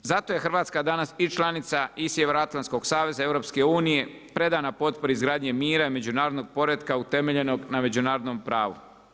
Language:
Croatian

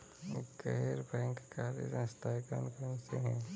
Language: Hindi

